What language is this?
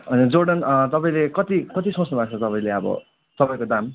Nepali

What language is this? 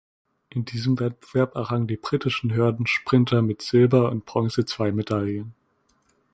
German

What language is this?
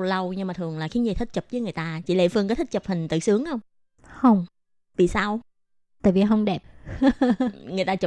Vietnamese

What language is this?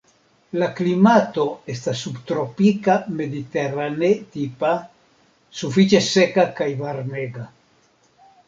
Esperanto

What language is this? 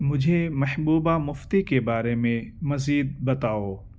Urdu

